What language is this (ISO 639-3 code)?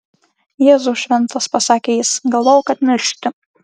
lit